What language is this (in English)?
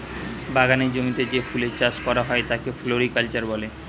Bangla